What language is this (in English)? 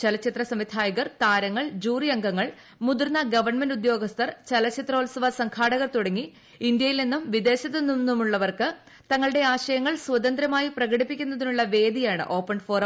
Malayalam